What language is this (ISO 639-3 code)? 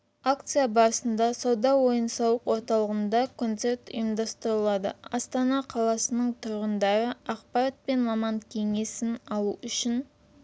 kaz